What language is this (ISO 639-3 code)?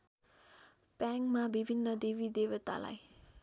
nep